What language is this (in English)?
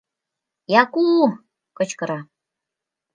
Mari